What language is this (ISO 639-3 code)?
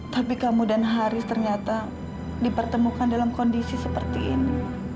ind